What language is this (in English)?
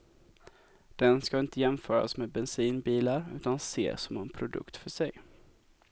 Swedish